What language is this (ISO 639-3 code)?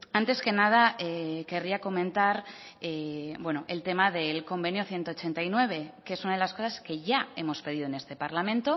spa